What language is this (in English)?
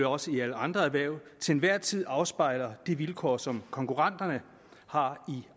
Danish